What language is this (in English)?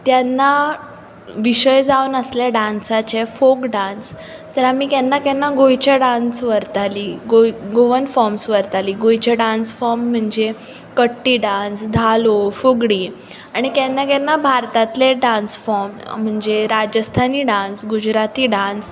Konkani